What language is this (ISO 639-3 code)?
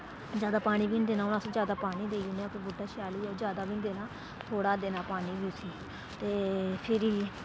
doi